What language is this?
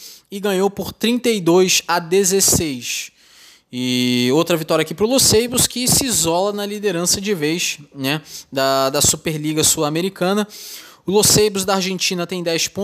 Portuguese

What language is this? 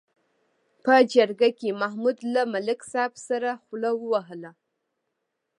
Pashto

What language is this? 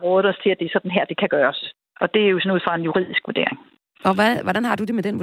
Danish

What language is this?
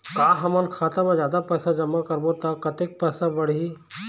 Chhattisgarhi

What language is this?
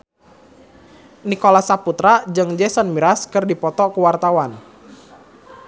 Sundanese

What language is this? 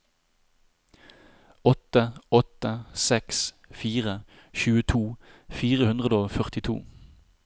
Norwegian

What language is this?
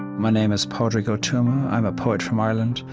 English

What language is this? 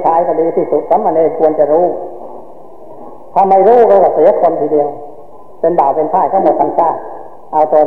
Thai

